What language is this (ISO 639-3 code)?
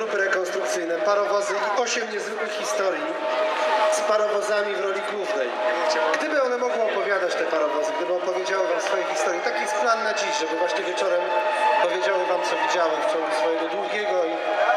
pol